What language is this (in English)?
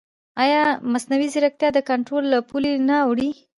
Pashto